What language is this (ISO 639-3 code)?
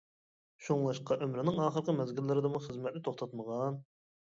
uig